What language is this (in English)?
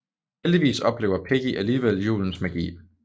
Danish